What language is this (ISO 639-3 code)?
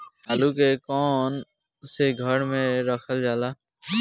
bho